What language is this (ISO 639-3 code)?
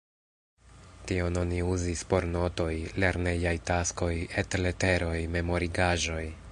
epo